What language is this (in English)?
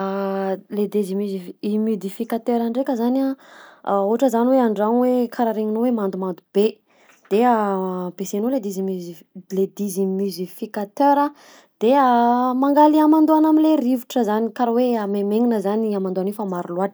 Southern Betsimisaraka Malagasy